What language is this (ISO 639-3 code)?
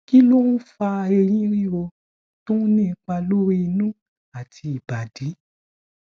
yor